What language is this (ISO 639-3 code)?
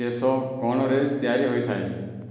ori